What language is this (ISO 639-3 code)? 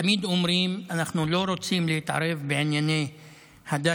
heb